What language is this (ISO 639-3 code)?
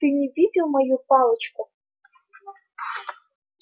rus